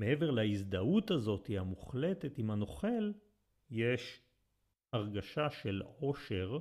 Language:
Hebrew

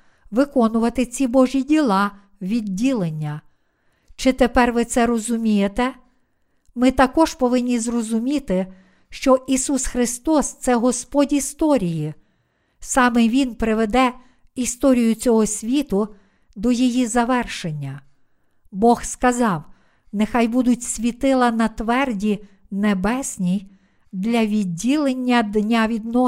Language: Ukrainian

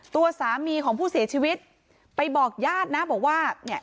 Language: Thai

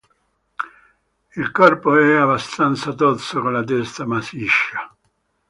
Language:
Italian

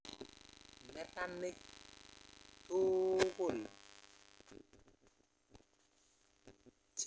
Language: Kalenjin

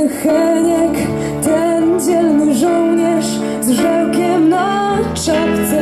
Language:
Polish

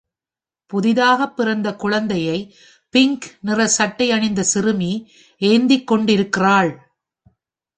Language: Tamil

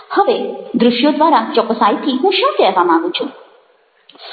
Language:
Gujarati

